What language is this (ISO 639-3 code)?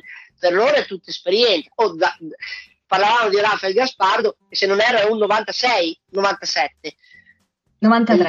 ita